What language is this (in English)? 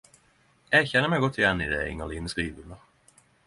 Norwegian Nynorsk